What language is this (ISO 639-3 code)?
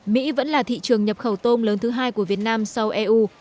vie